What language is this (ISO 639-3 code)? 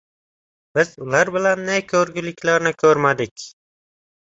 uzb